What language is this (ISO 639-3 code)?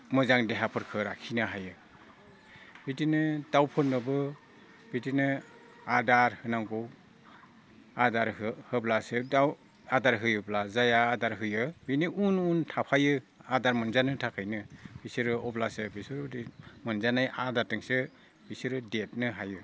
brx